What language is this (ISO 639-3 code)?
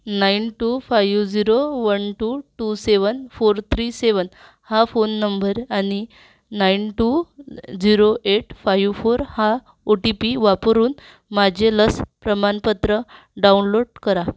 mar